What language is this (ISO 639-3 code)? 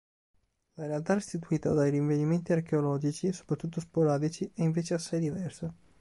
ita